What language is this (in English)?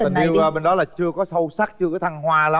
Vietnamese